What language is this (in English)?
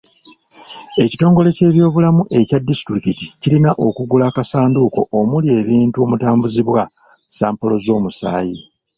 Ganda